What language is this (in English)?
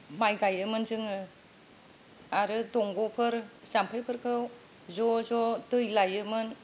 Bodo